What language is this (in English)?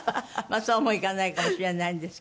Japanese